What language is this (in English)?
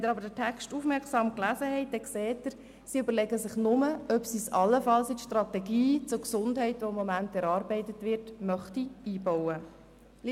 Swiss German